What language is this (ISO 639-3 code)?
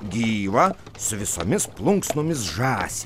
lit